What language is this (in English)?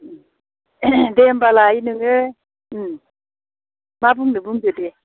Bodo